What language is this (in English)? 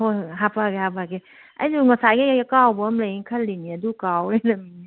Manipuri